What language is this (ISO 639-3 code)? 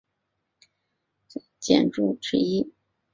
zho